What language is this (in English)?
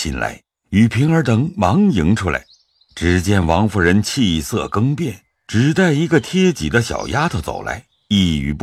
Chinese